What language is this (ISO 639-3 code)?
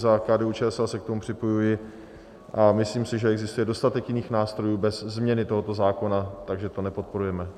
ces